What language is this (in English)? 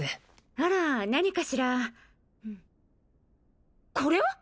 Japanese